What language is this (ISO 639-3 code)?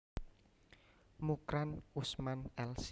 jav